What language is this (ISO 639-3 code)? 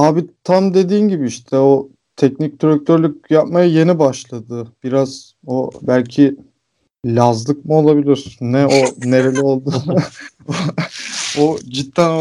tur